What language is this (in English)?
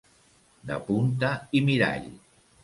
Catalan